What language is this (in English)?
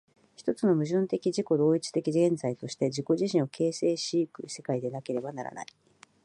Japanese